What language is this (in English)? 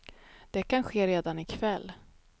Swedish